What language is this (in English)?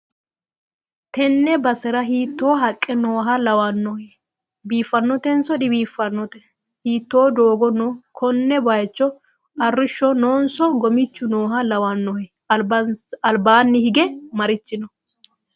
Sidamo